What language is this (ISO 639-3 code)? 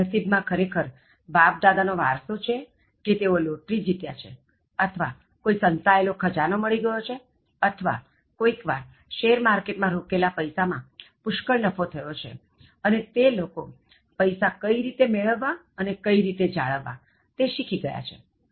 guj